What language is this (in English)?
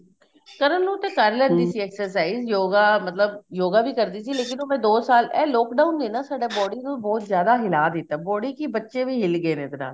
Punjabi